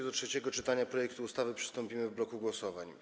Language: Polish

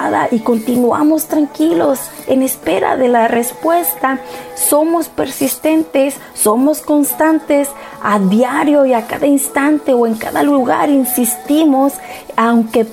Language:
Spanish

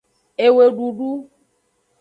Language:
Aja (Benin)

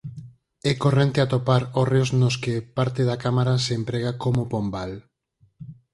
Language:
Galician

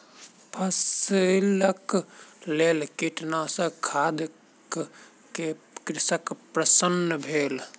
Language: Maithili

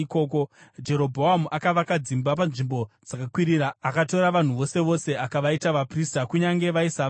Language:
Shona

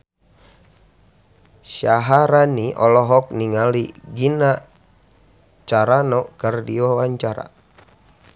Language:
Sundanese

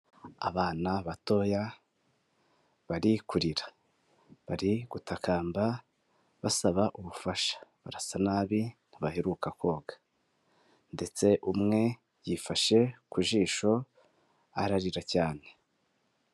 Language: Kinyarwanda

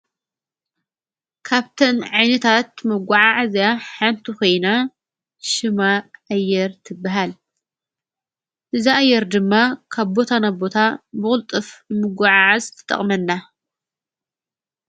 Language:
Tigrinya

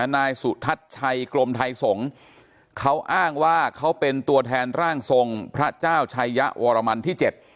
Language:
Thai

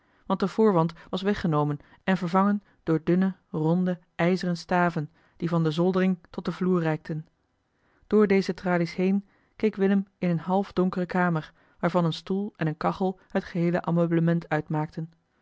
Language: Dutch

